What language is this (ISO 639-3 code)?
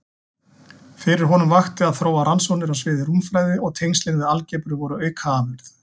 isl